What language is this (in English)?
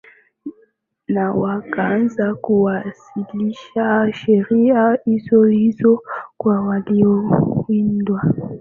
Swahili